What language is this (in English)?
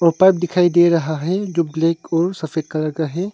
Hindi